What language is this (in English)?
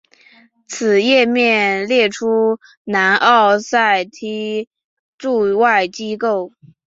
Chinese